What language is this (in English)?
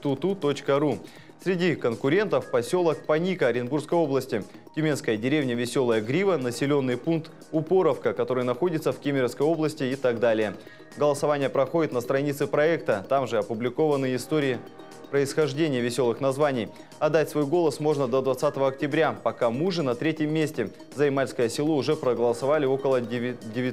Russian